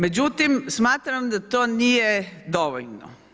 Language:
Croatian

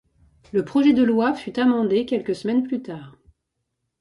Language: French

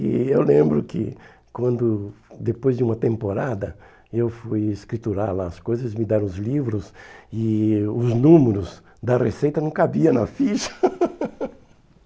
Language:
Portuguese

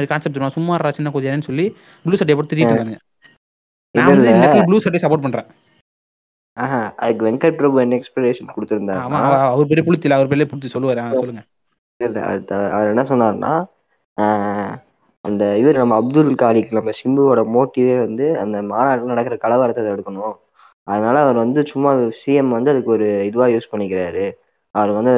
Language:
Tamil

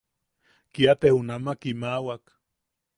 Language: Yaqui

